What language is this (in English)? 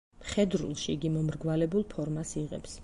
Georgian